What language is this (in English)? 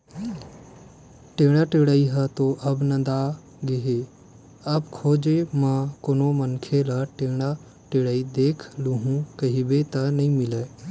Chhattisgarhi